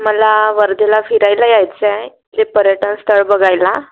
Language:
Marathi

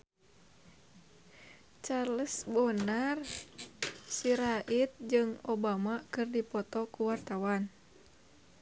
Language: Sundanese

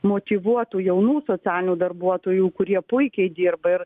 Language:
Lithuanian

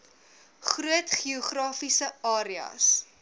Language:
Afrikaans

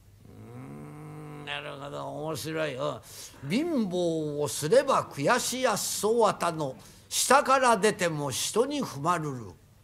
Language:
Japanese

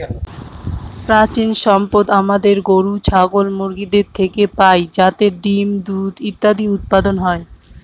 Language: Bangla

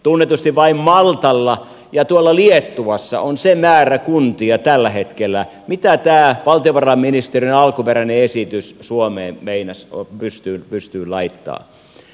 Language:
Finnish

